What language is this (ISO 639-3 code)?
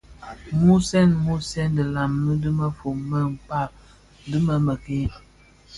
ksf